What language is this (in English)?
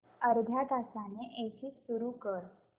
Marathi